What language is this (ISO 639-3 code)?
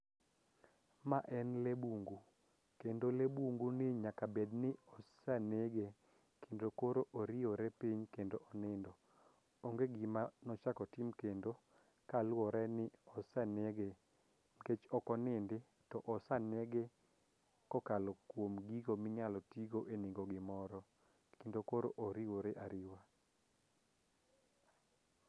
luo